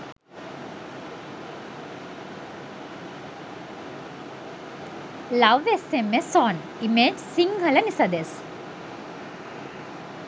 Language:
Sinhala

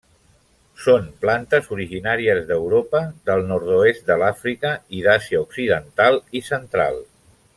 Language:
Catalan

